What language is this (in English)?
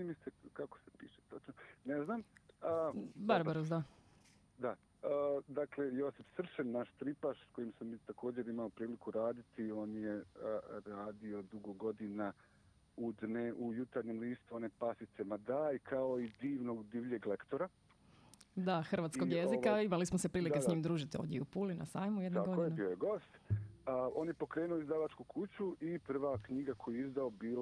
Croatian